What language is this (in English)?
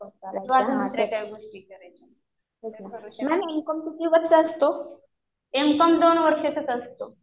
Marathi